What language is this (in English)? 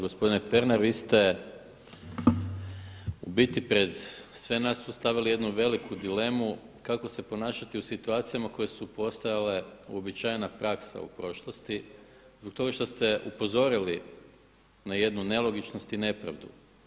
Croatian